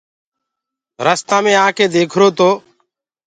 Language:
Gurgula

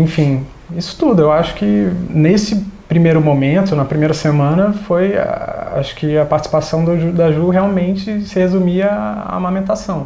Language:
Portuguese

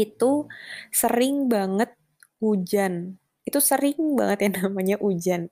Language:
Indonesian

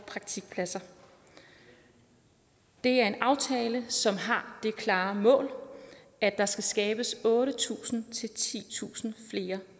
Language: Danish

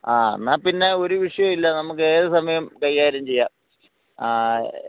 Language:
Malayalam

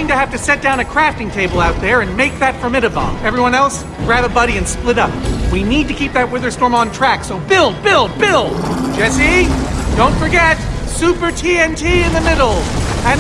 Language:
English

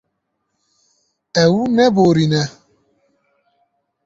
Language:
Kurdish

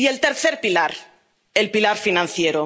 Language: Spanish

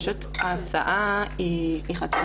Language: Hebrew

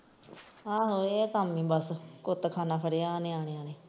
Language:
Punjabi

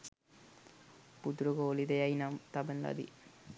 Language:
Sinhala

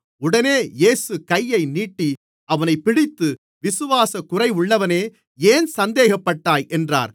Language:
Tamil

